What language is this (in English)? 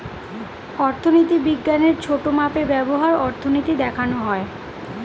Bangla